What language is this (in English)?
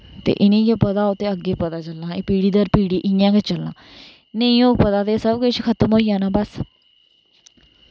Dogri